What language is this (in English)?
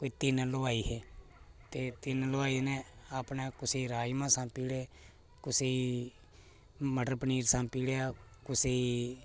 Dogri